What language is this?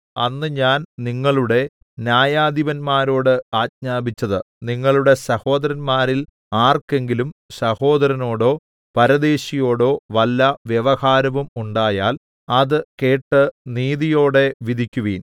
Malayalam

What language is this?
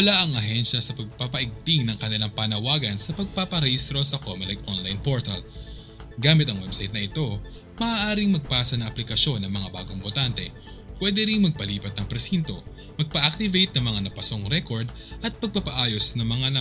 Filipino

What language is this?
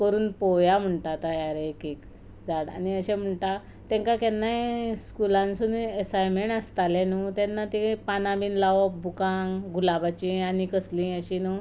Konkani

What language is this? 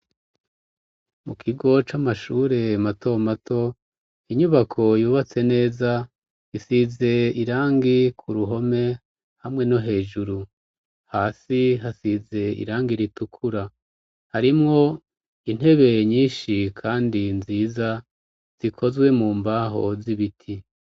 Rundi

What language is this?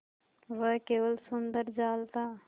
Hindi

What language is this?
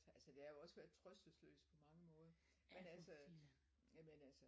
Danish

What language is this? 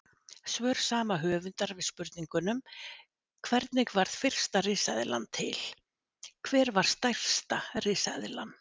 Icelandic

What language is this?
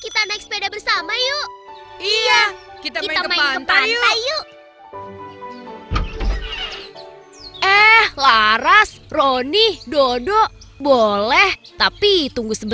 Indonesian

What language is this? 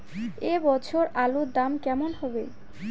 Bangla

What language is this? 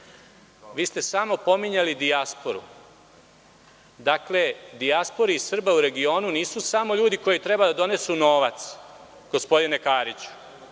Serbian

